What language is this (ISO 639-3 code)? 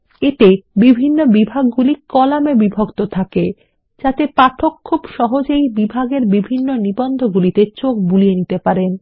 ben